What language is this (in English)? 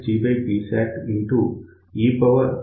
Telugu